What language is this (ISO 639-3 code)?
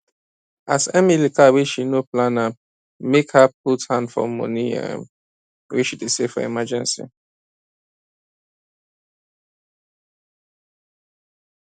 pcm